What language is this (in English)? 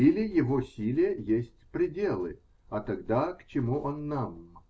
Russian